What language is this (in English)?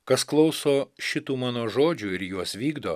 Lithuanian